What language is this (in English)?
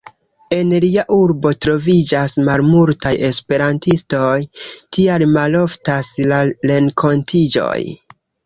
Esperanto